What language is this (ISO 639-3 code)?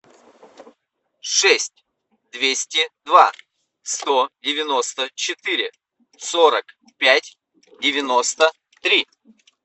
rus